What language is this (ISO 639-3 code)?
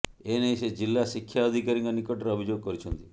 ori